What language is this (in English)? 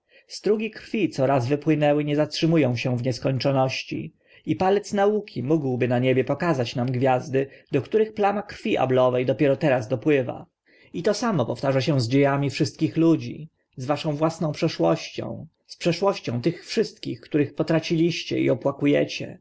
Polish